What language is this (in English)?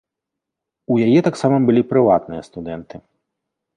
Belarusian